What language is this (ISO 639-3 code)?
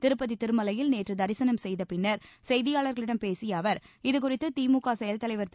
tam